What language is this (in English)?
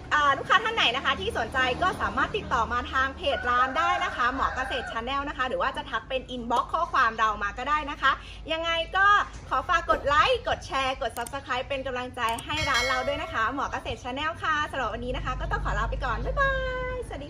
Thai